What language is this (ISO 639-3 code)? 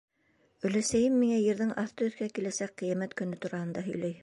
bak